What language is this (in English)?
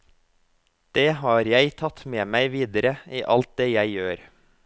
Norwegian